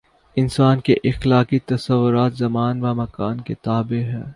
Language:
Urdu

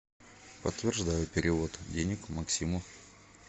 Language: Russian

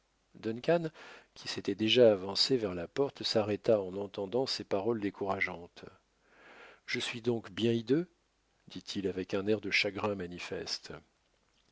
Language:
French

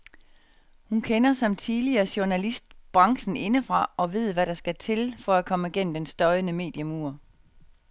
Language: Danish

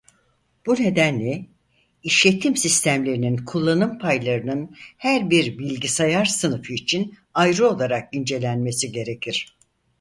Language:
Turkish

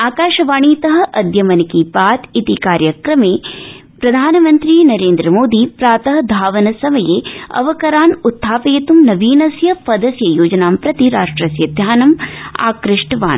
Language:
Sanskrit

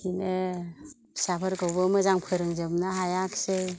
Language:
Bodo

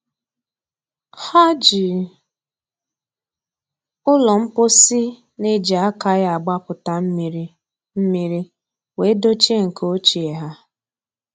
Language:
Igbo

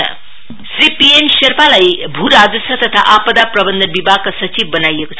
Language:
Nepali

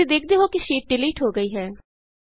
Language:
Punjabi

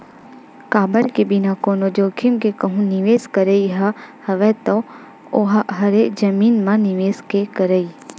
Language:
Chhattisgarhi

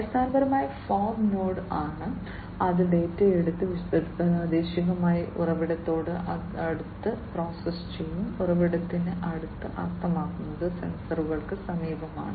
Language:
Malayalam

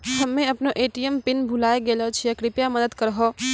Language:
Maithili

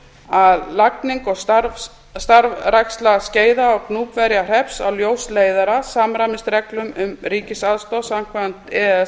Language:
Icelandic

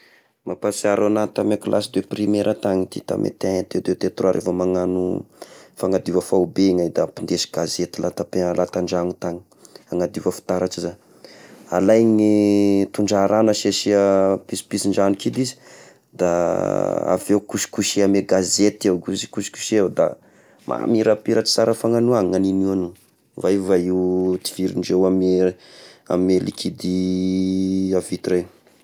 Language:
Tesaka Malagasy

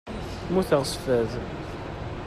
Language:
Kabyle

